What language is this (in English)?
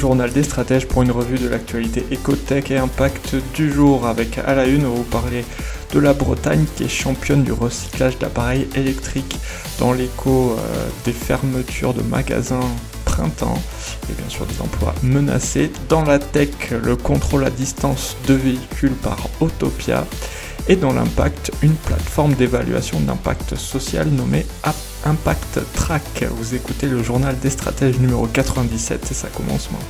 French